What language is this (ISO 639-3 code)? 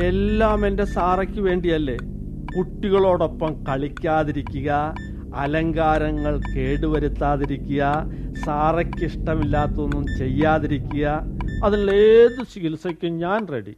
mal